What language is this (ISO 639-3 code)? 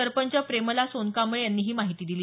mar